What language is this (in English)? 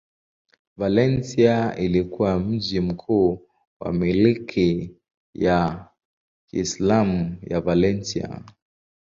Swahili